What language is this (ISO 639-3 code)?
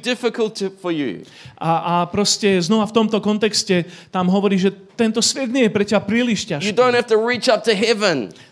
slk